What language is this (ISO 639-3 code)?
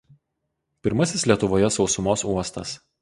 lit